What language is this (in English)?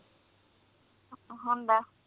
Punjabi